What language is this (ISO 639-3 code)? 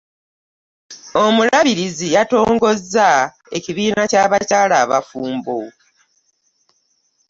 lug